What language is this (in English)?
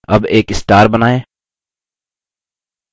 Hindi